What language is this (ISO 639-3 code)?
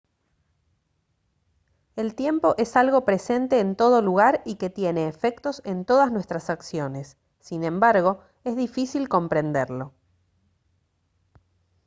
spa